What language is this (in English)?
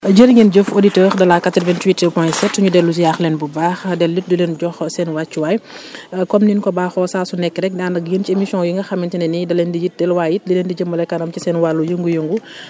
Wolof